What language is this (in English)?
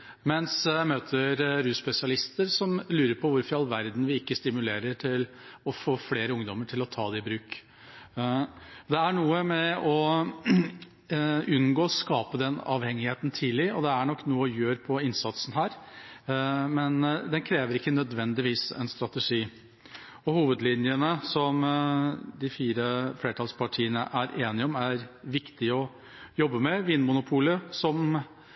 Norwegian Bokmål